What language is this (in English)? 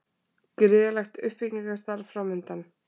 Icelandic